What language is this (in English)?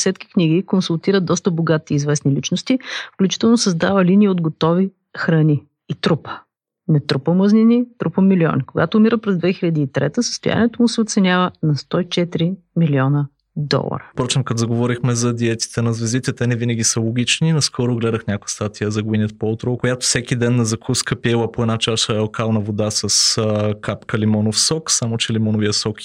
Bulgarian